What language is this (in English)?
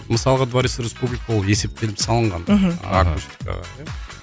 Kazakh